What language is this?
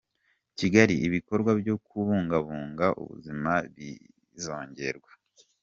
Kinyarwanda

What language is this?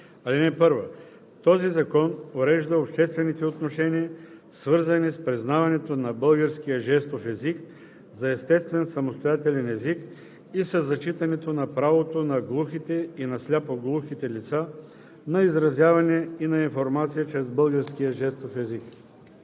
Bulgarian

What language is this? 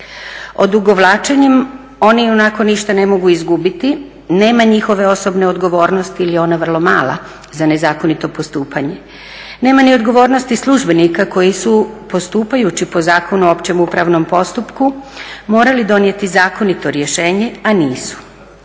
Croatian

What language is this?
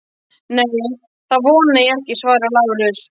Icelandic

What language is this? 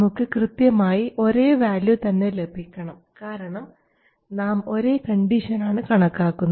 Malayalam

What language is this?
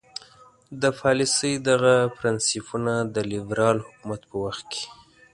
Pashto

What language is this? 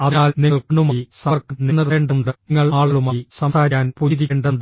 Malayalam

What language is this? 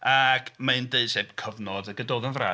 Welsh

